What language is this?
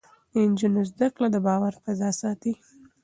Pashto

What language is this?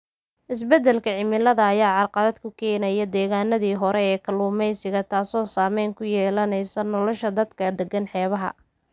Somali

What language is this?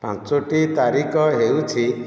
Odia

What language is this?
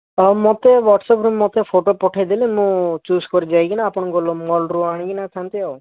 Odia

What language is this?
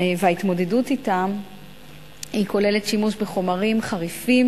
Hebrew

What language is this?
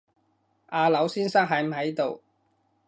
Cantonese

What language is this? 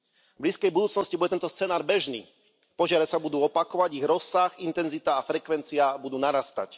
Slovak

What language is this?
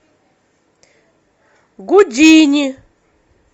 Russian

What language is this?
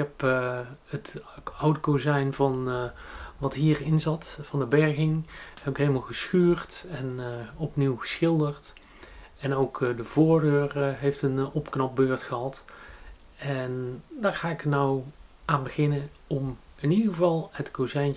Dutch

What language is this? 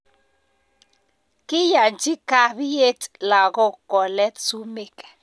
Kalenjin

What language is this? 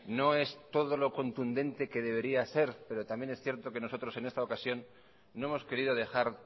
Spanish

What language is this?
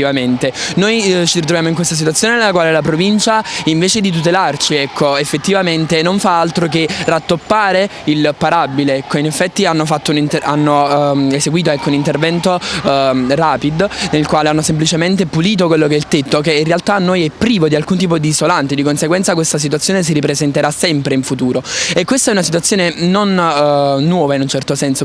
Italian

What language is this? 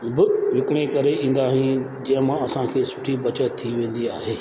Sindhi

